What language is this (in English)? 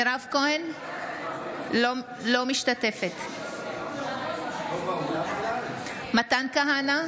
Hebrew